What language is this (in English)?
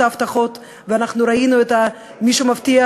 Hebrew